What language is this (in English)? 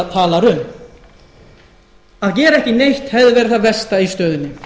Icelandic